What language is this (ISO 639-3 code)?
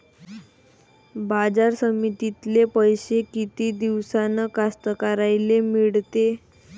mar